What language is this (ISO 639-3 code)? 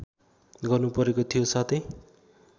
nep